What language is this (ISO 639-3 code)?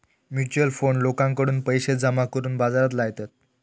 mar